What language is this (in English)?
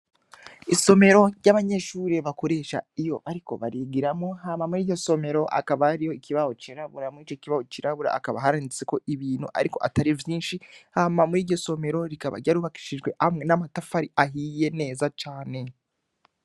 Rundi